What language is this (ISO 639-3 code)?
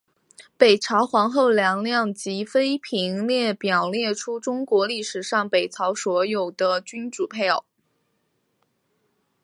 zho